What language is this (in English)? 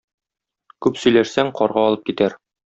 Tatar